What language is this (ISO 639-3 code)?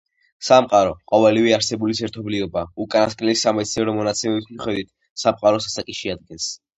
kat